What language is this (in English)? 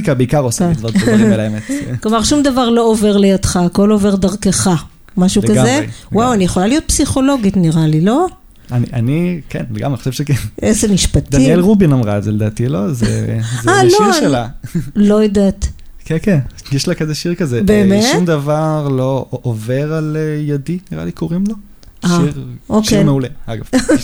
Hebrew